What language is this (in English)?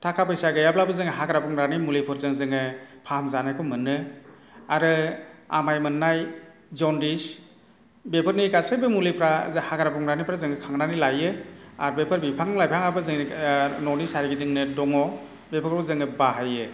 Bodo